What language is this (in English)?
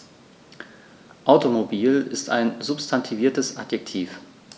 German